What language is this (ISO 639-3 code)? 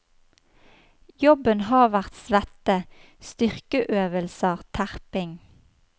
nor